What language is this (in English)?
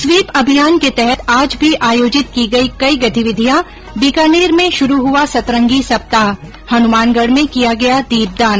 Hindi